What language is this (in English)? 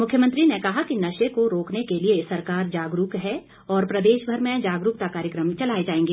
Hindi